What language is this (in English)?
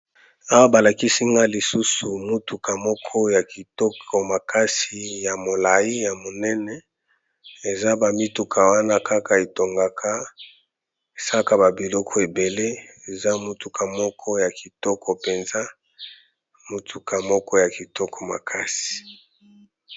Lingala